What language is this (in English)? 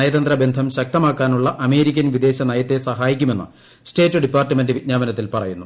Malayalam